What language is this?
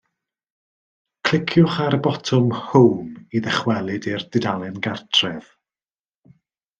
Welsh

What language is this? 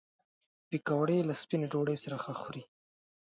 Pashto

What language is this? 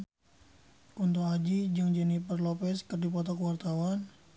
Sundanese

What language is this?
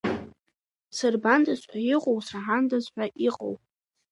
Abkhazian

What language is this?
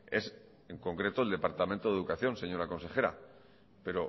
Spanish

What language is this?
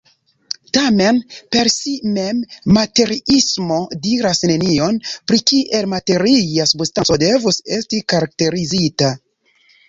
Esperanto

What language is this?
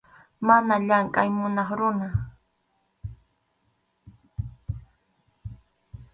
Arequipa-La Unión Quechua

